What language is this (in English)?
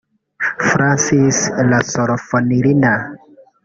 Kinyarwanda